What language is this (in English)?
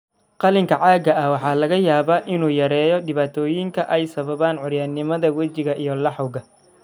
Somali